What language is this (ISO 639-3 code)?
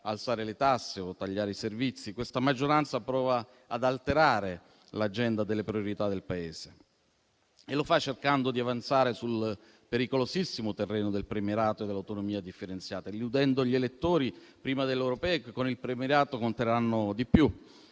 ita